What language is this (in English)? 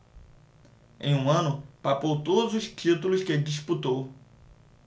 Portuguese